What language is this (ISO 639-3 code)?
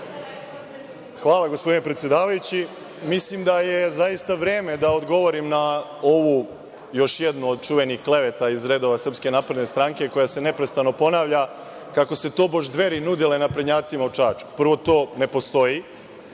srp